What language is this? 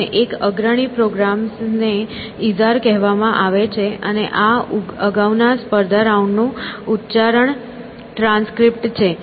Gujarati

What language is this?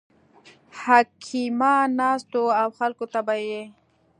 Pashto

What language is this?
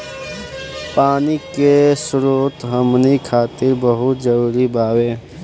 Bhojpuri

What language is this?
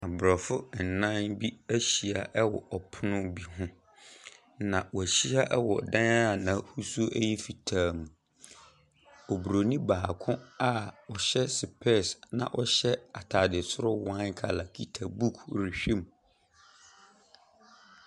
Akan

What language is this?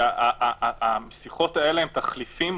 Hebrew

